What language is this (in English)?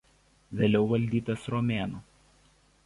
Lithuanian